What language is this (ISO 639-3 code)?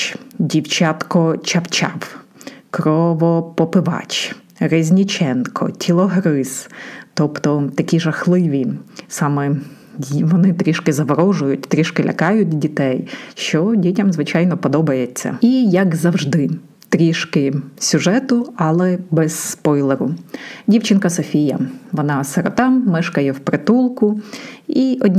ukr